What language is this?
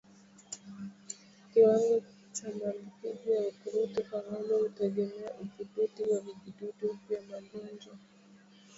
Swahili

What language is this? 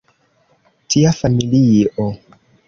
Esperanto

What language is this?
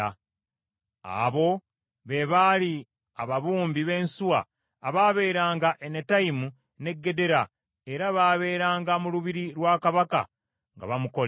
Ganda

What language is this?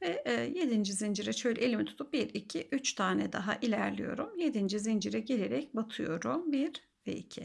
Turkish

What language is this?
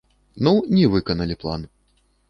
Belarusian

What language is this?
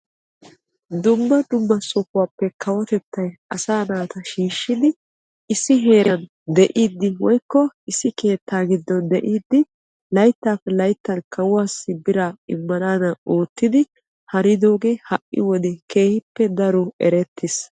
Wolaytta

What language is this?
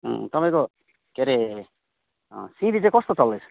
Nepali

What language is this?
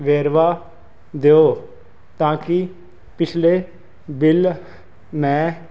Punjabi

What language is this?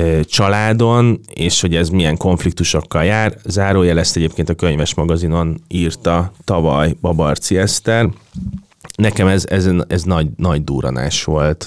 Hungarian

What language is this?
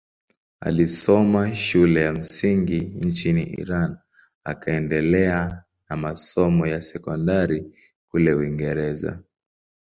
Swahili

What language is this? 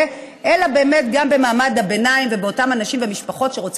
Hebrew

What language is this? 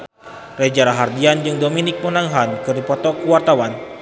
Sundanese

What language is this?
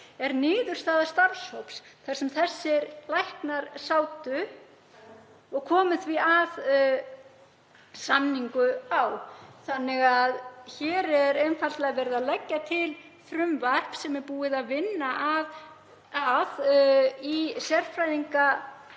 Icelandic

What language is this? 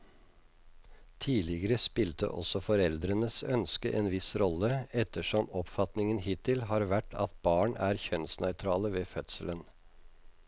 Norwegian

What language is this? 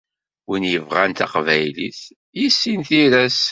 Kabyle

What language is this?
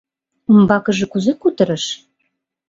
Mari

